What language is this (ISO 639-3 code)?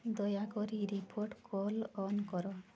ori